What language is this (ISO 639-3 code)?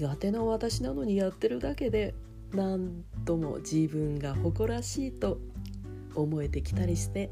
jpn